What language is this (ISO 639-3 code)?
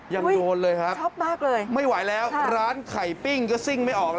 tha